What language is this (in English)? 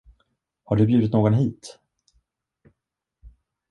Swedish